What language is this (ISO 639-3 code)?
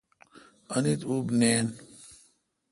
xka